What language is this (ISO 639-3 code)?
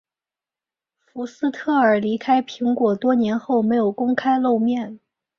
zho